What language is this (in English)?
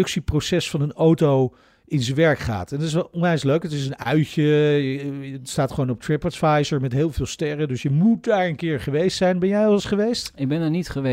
Dutch